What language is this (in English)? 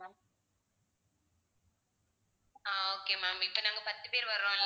Tamil